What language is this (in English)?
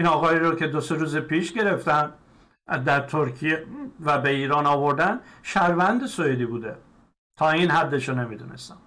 Persian